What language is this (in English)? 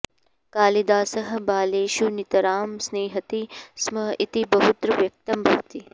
Sanskrit